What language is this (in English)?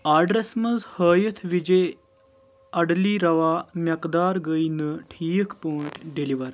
Kashmiri